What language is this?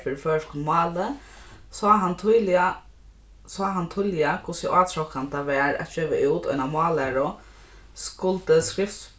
Faroese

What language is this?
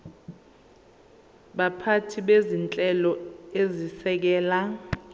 Zulu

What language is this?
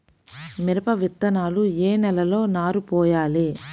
Telugu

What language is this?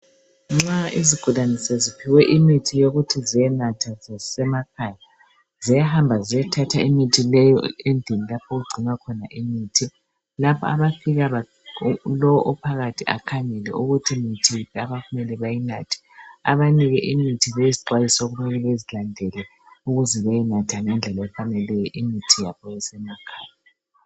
North Ndebele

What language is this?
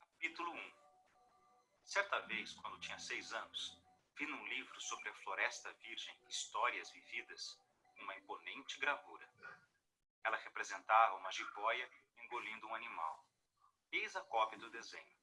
Portuguese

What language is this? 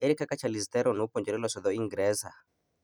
Luo (Kenya and Tanzania)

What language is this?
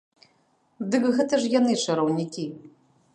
Belarusian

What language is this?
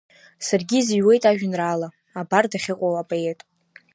Abkhazian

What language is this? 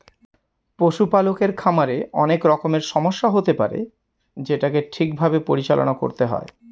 Bangla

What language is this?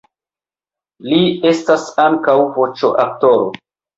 Esperanto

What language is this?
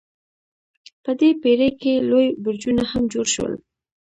Pashto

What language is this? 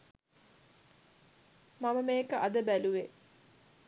Sinhala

